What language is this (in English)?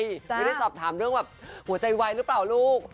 Thai